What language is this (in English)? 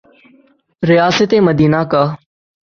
Urdu